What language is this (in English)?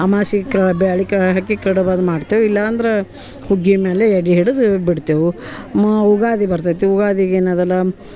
Kannada